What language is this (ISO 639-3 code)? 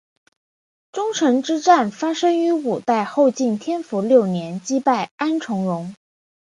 zho